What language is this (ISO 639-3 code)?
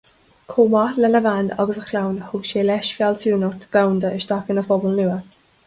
gle